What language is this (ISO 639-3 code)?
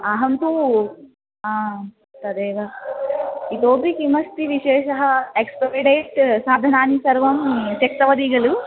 san